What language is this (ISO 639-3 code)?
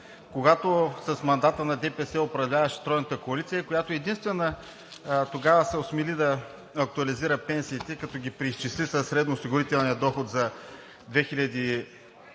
bul